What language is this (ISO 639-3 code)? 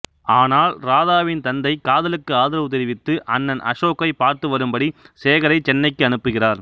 tam